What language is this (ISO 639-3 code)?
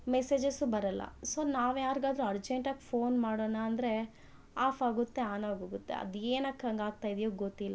kan